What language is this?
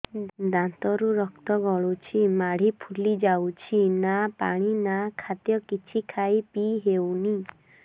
Odia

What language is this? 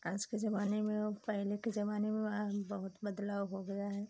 Hindi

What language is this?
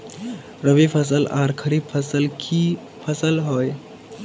Magahi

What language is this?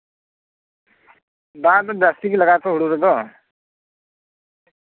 Santali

